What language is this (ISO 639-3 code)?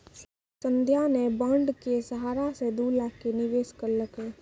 mai